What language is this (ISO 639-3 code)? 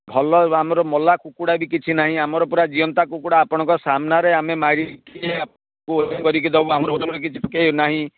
ori